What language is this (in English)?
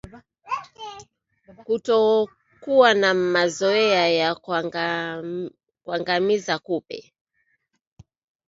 Swahili